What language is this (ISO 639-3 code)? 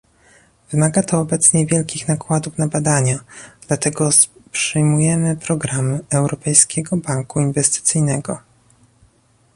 pol